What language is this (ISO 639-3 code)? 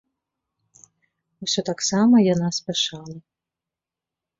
bel